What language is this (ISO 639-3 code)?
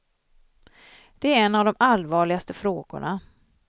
swe